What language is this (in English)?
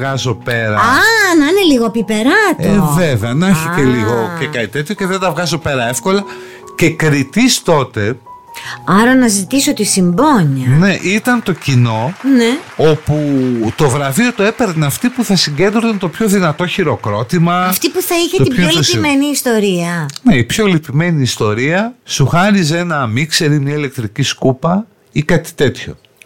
Greek